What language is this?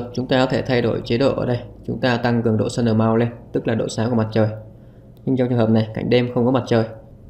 Vietnamese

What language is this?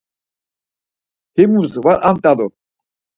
Laz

